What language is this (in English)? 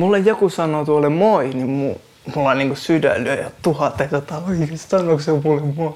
Finnish